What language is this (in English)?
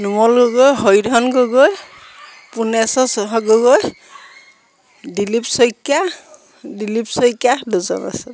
Assamese